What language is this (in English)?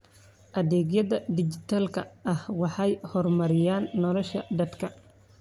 Somali